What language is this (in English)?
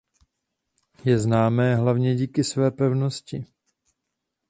Czech